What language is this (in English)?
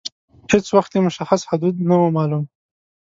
Pashto